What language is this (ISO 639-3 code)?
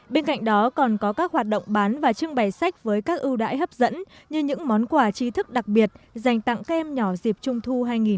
vie